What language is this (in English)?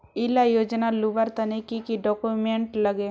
Magahi